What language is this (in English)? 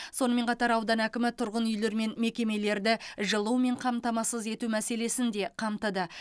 Kazakh